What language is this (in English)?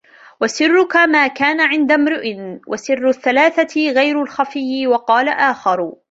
Arabic